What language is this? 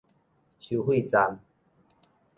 Min Nan Chinese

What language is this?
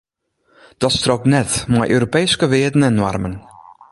Western Frisian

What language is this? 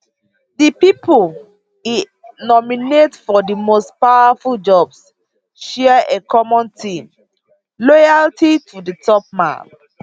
Nigerian Pidgin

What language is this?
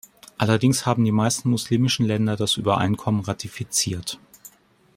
German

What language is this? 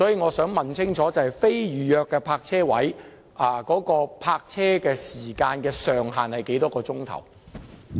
Cantonese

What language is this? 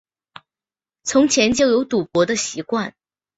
Chinese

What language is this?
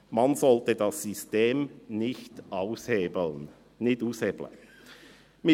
Swiss German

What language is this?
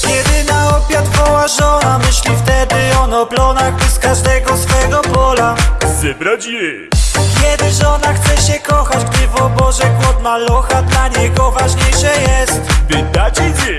Polish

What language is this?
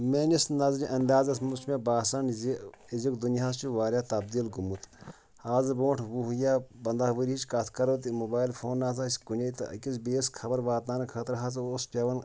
Kashmiri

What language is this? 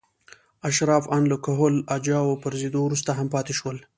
Pashto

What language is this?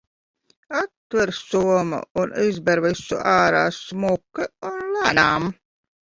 Latvian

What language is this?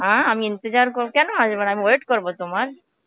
Bangla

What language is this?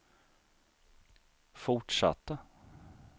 Swedish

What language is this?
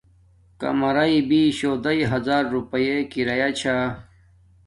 Domaaki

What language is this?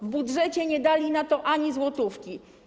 Polish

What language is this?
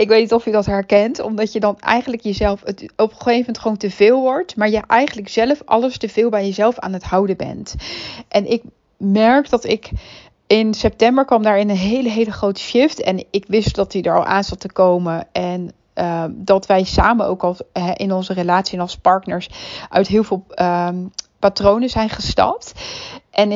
Dutch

